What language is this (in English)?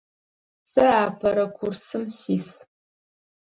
Adyghe